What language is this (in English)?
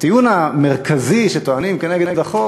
Hebrew